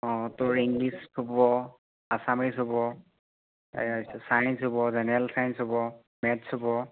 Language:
Assamese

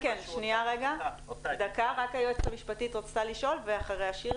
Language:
Hebrew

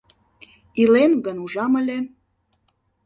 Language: Mari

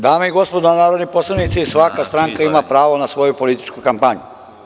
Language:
Serbian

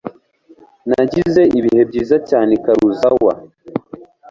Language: Kinyarwanda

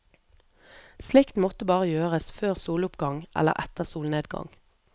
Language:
Norwegian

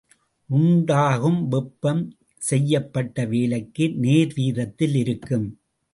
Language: Tamil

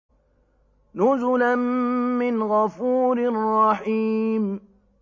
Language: Arabic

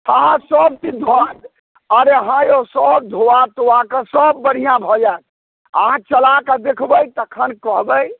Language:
Maithili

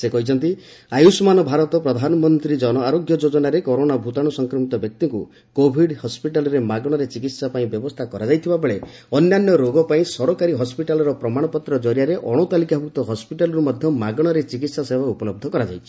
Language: Odia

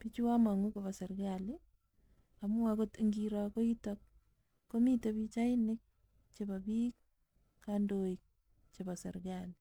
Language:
Kalenjin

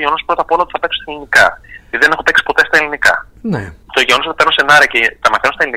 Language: Greek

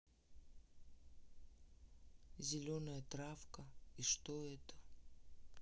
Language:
Russian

